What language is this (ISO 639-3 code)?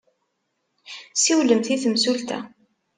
kab